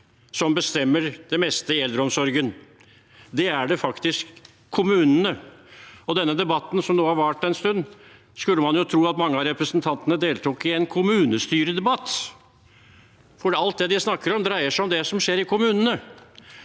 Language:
Norwegian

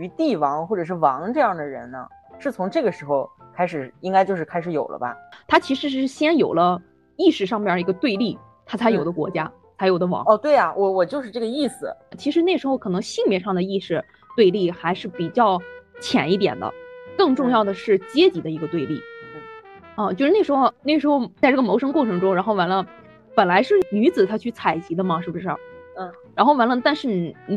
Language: Chinese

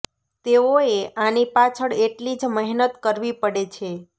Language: Gujarati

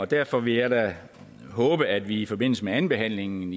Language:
Danish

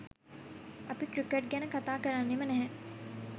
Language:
Sinhala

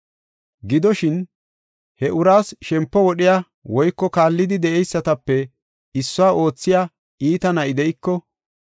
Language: Gofa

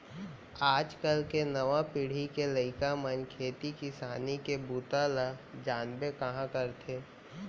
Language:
Chhattisgarhi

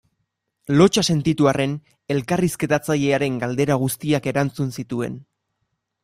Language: Basque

